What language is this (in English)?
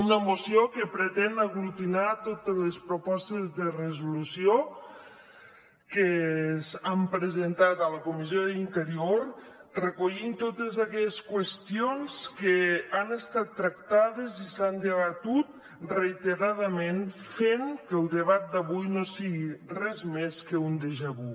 Catalan